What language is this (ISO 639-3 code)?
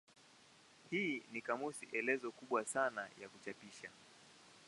swa